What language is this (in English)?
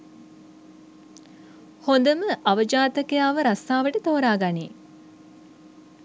Sinhala